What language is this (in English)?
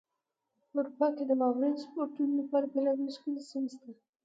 Pashto